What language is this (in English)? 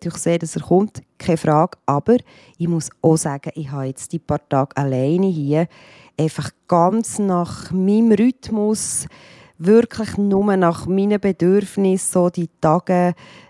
German